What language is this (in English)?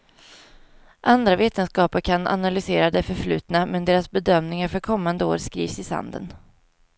Swedish